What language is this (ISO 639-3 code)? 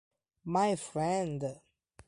ita